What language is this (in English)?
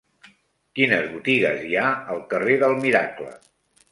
Catalan